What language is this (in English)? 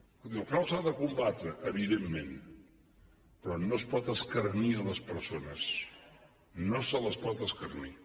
Catalan